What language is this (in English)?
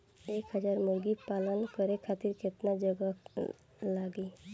Bhojpuri